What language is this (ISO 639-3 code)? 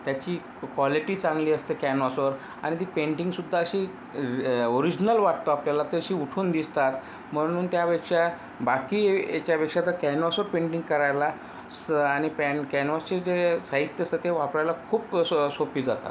mar